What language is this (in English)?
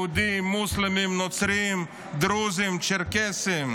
Hebrew